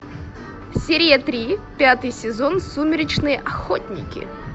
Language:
Russian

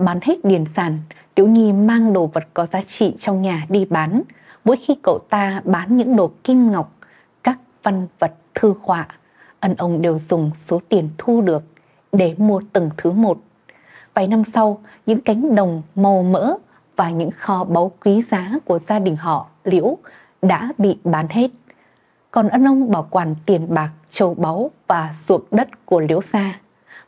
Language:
Vietnamese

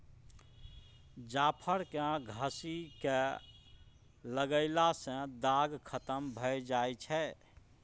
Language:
Maithili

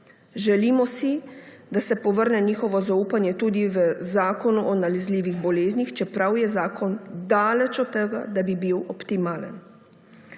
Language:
Slovenian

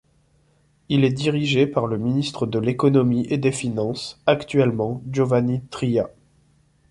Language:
French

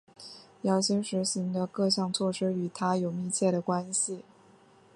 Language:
Chinese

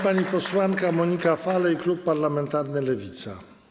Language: Polish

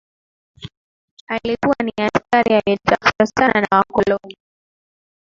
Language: Swahili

